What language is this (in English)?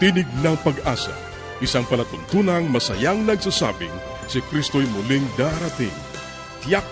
Filipino